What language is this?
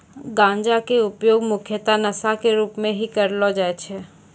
Maithili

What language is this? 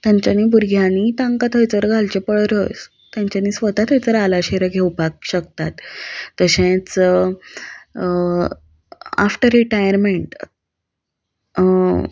Konkani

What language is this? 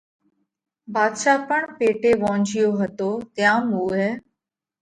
Parkari Koli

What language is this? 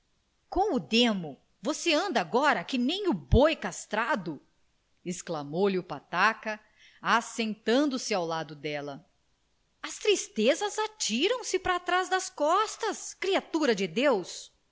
Portuguese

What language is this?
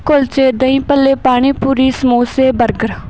Punjabi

